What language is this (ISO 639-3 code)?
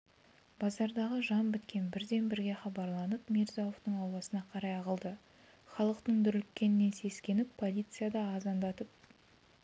kaz